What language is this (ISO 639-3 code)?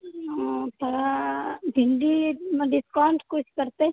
mai